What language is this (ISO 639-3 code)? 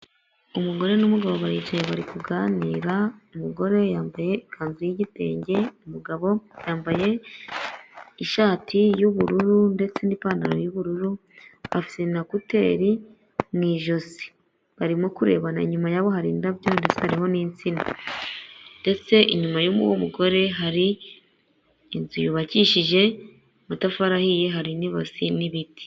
kin